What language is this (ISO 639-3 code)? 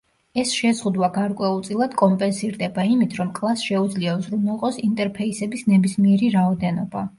kat